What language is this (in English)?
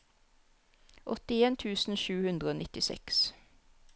Norwegian